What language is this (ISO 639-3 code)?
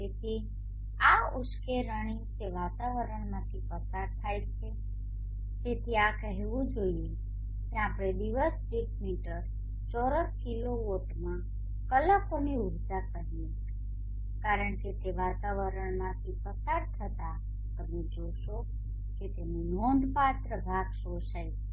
guj